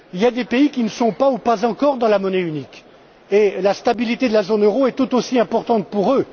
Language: French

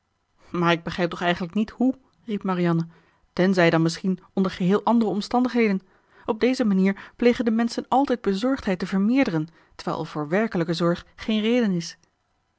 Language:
Dutch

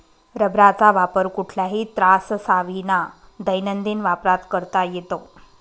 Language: Marathi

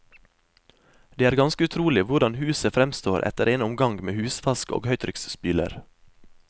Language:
Norwegian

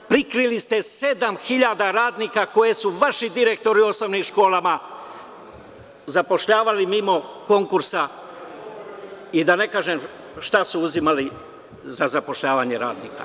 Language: Serbian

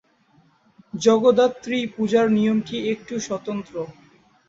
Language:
Bangla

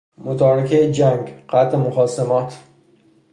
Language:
Persian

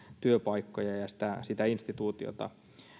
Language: Finnish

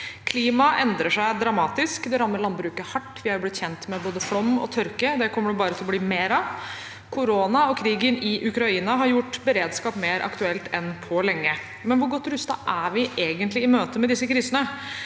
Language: Norwegian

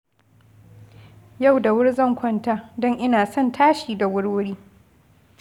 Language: Hausa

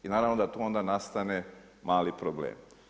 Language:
Croatian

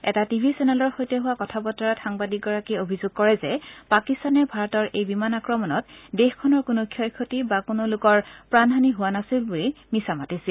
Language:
Assamese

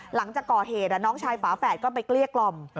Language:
Thai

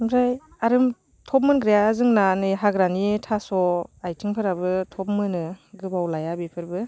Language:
Bodo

